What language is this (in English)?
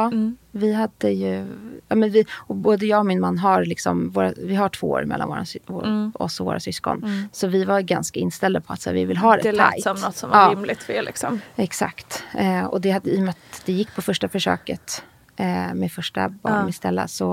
Swedish